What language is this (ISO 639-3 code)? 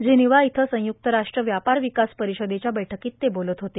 mar